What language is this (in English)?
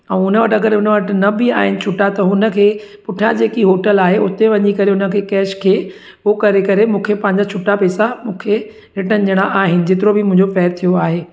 Sindhi